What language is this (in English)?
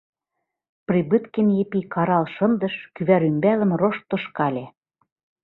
Mari